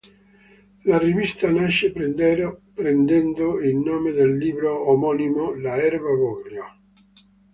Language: Italian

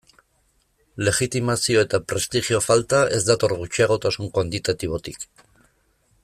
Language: Basque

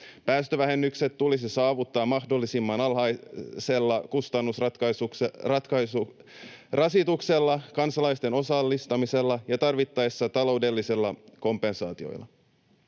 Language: Finnish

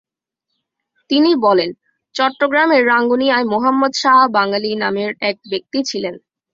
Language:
Bangla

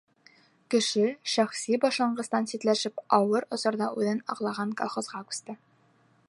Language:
Bashkir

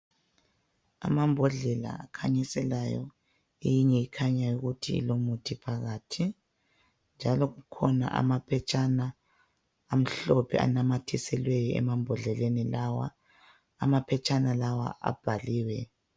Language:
North Ndebele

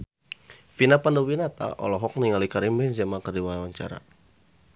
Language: Sundanese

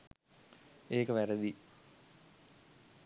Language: Sinhala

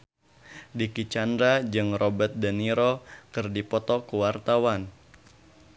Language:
Sundanese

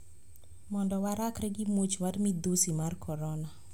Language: Luo (Kenya and Tanzania)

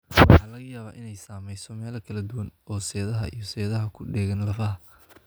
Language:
Somali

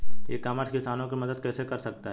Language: Hindi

